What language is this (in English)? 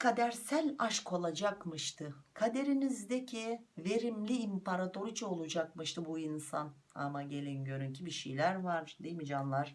Turkish